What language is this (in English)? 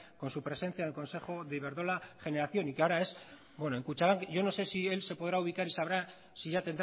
Spanish